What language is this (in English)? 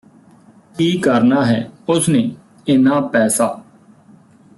Punjabi